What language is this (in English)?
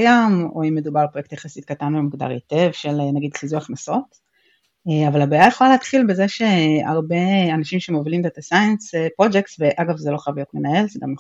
Hebrew